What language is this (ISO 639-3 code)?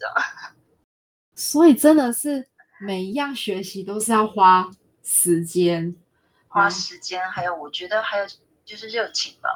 zho